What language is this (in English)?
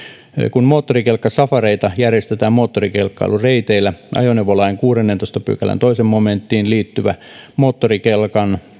Finnish